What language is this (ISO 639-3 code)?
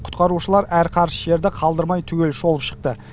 kaz